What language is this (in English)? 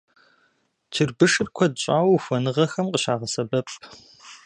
Kabardian